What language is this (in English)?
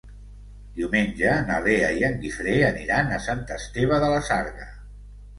Catalan